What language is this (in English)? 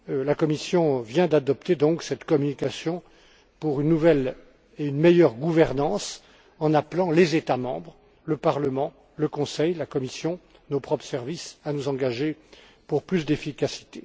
French